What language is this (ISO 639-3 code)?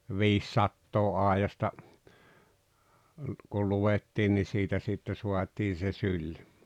fin